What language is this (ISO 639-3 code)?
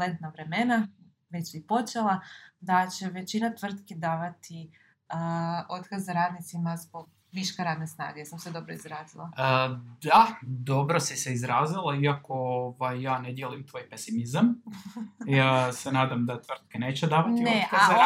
hrv